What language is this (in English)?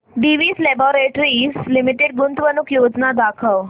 Marathi